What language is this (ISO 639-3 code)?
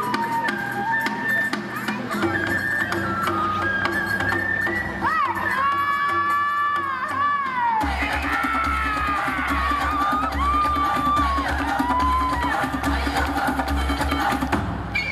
jpn